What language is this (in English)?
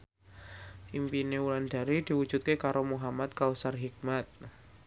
Javanese